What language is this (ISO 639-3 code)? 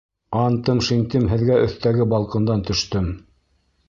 bak